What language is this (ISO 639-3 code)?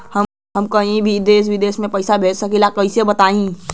bho